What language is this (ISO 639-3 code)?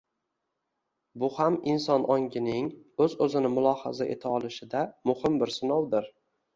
uzb